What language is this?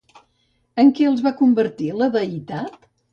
Catalan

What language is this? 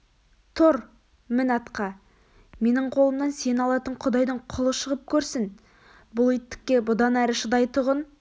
Kazakh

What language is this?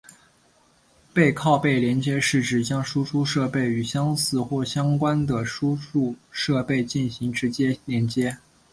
Chinese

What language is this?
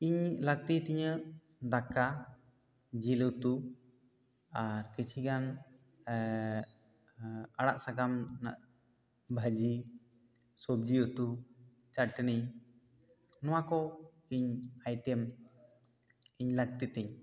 Santali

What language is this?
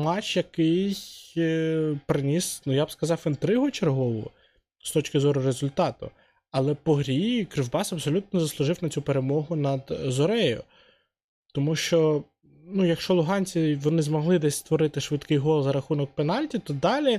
Ukrainian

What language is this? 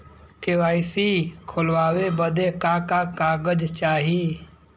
Bhojpuri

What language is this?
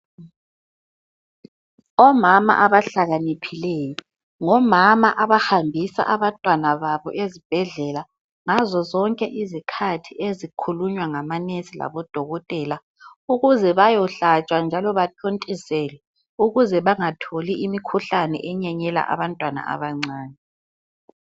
North Ndebele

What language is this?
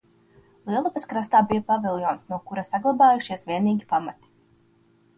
Latvian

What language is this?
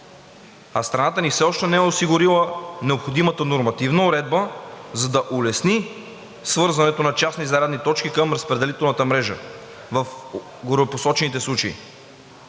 Bulgarian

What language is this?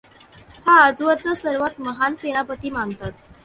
Marathi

